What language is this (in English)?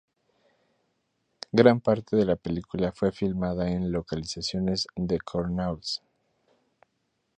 Spanish